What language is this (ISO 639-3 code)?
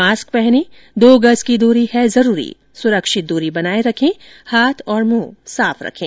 hin